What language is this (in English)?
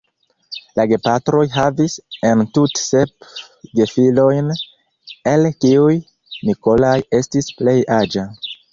Esperanto